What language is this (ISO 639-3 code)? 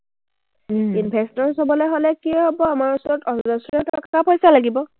asm